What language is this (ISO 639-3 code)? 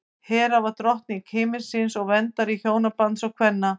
isl